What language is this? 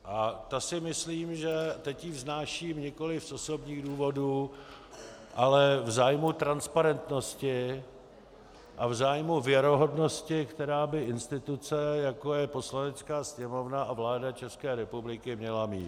Czech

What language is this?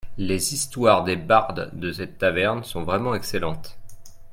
French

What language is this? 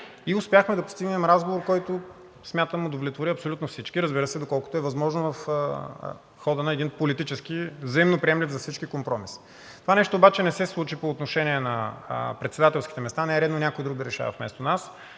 Bulgarian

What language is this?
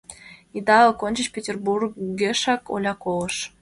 Mari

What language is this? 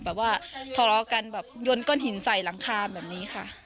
Thai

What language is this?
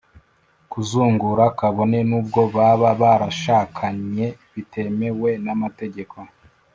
Kinyarwanda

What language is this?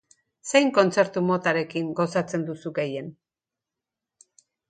Basque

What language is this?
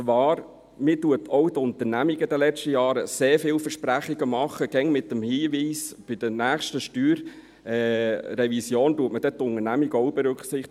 Swiss German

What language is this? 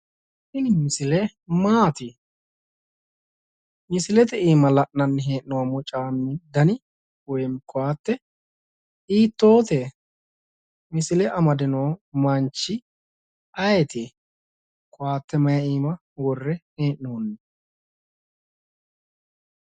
Sidamo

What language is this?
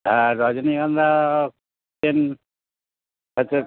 Bangla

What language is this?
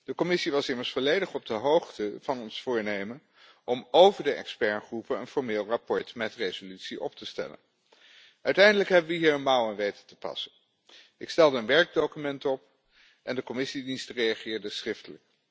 Dutch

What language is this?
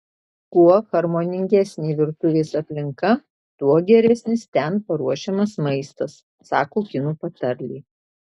Lithuanian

